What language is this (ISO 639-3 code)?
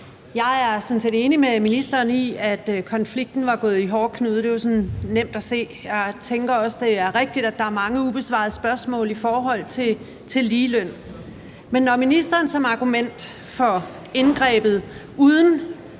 dan